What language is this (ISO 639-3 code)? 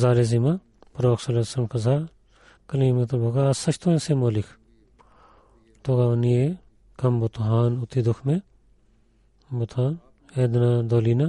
bul